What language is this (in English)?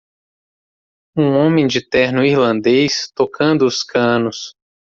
Portuguese